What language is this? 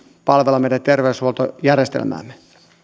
Finnish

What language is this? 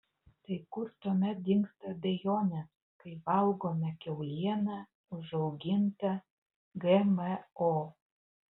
Lithuanian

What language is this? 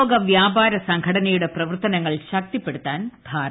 Malayalam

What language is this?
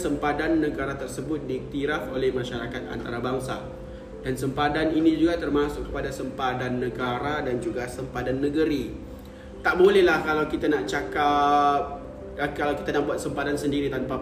Malay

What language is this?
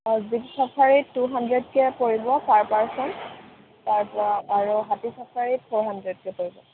Assamese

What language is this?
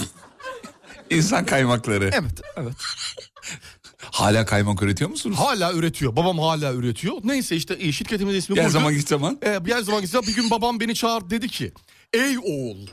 Turkish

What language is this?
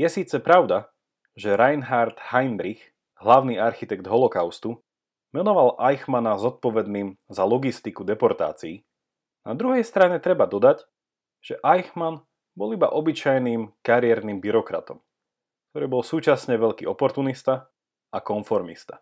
Slovak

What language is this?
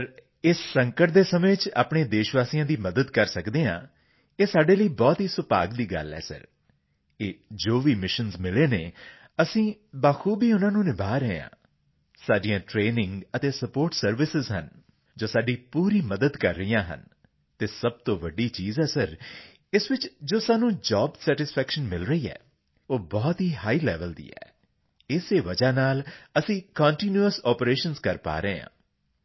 Punjabi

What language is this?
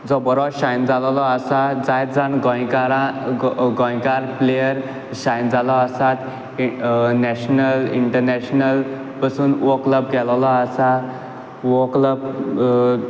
Konkani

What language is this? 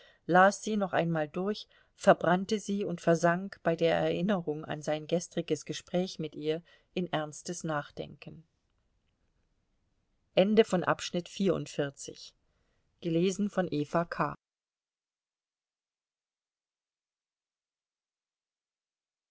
German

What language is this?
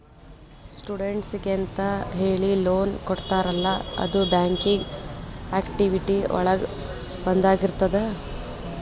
Kannada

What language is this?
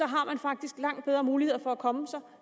Danish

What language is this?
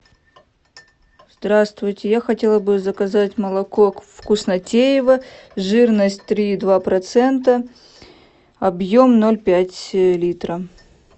Russian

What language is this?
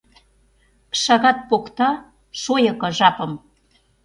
Mari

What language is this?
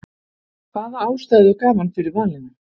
Icelandic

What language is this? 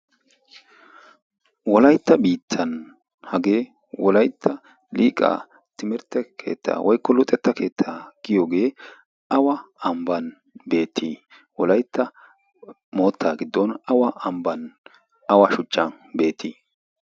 Wolaytta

